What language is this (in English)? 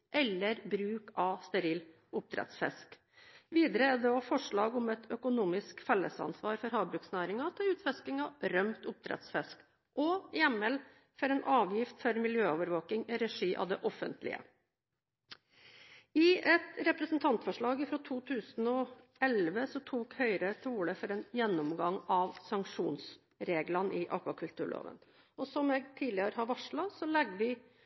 Norwegian Bokmål